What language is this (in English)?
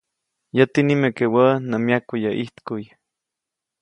Copainalá Zoque